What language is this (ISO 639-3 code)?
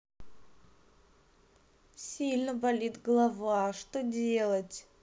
rus